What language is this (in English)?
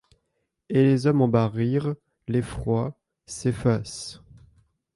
French